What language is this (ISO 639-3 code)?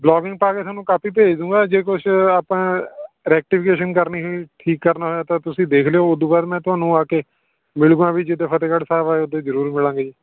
pan